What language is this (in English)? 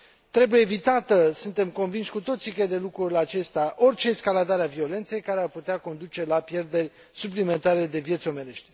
Romanian